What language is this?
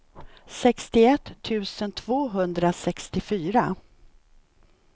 Swedish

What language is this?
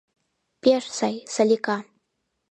Mari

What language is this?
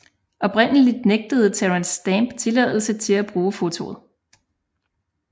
Danish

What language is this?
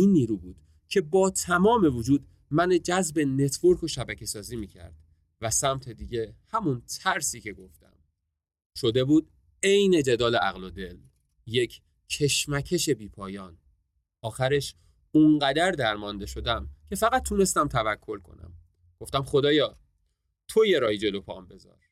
Persian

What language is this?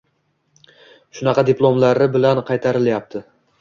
Uzbek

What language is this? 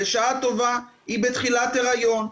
Hebrew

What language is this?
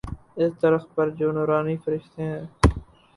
Urdu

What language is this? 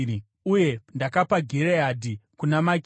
Shona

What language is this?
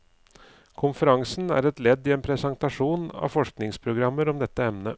Norwegian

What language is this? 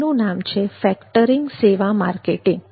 Gujarati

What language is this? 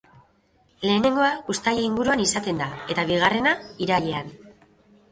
Basque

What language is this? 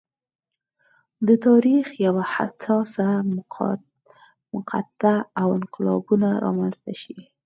Pashto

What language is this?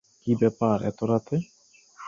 Bangla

